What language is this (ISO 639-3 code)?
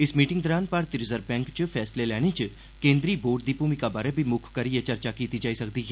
doi